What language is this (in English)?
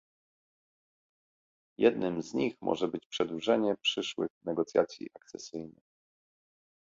Polish